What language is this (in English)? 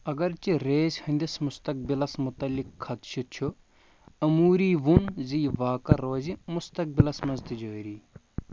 Kashmiri